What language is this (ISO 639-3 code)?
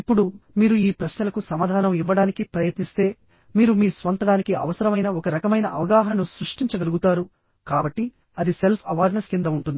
tel